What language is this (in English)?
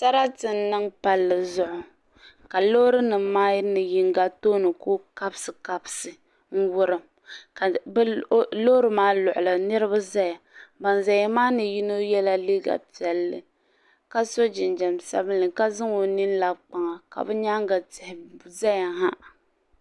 Dagbani